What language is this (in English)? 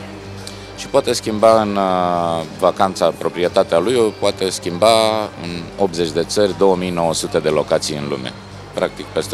Romanian